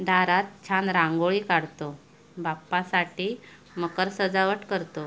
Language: Marathi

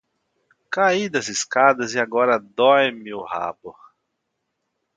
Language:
Portuguese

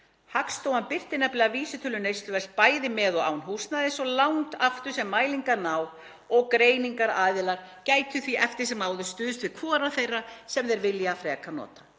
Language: Icelandic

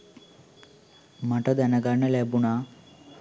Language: Sinhala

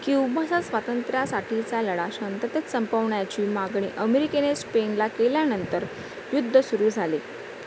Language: Marathi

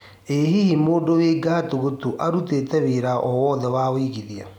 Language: Kikuyu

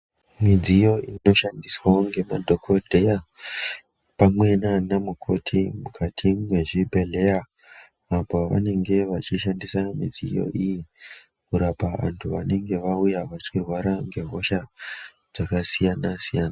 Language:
Ndau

